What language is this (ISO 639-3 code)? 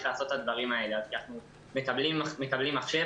heb